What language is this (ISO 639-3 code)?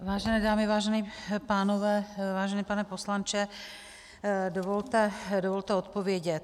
ces